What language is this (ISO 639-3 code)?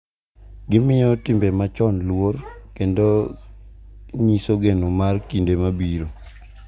luo